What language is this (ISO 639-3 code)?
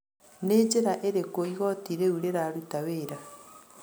kik